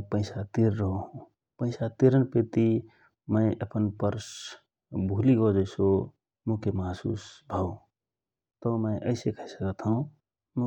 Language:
Rana Tharu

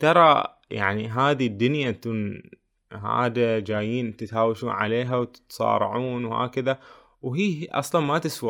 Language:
Arabic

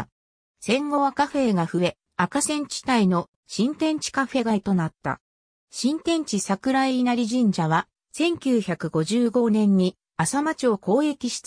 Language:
Japanese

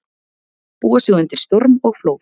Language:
Icelandic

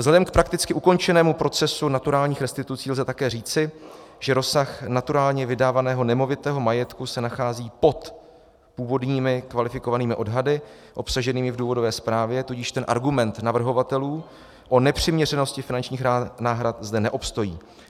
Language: Czech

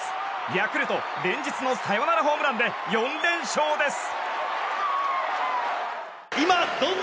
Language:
Japanese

